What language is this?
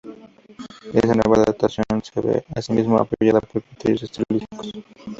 Spanish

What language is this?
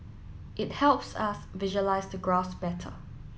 English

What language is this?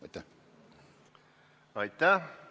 Estonian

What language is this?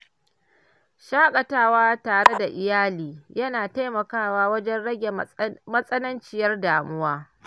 Hausa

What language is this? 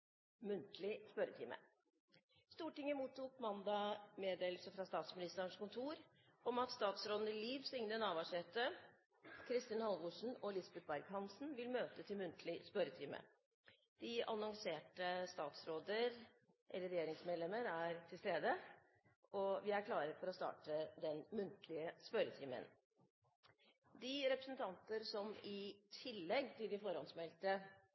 Norwegian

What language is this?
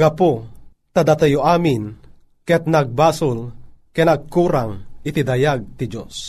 Filipino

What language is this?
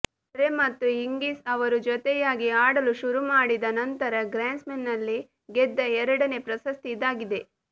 Kannada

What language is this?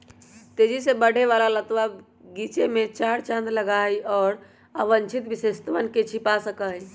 Magahi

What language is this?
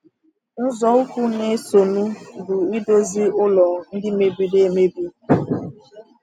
Igbo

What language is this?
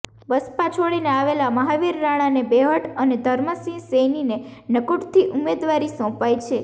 Gujarati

